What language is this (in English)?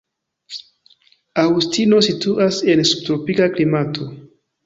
Esperanto